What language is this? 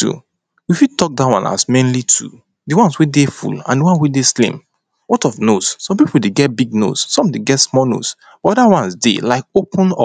Nigerian Pidgin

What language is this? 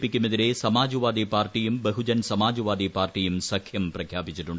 Malayalam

